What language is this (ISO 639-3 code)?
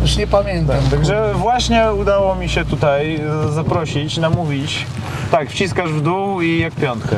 pol